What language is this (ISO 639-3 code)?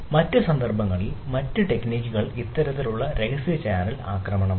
mal